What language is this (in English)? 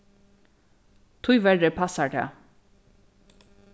Faroese